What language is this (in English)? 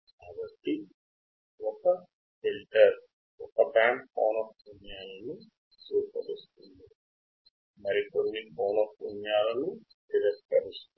Telugu